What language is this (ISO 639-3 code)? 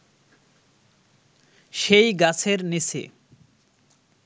ben